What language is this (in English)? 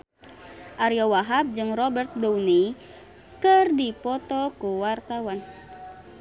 Sundanese